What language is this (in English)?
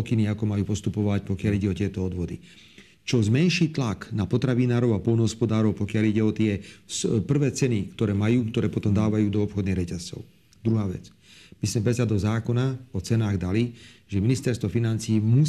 Slovak